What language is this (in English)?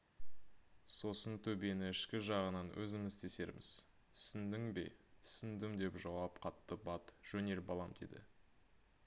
Kazakh